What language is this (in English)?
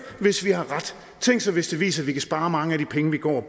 Danish